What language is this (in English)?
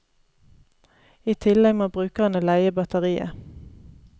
Norwegian